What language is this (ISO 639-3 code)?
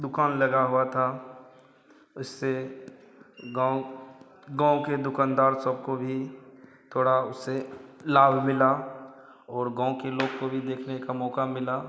hin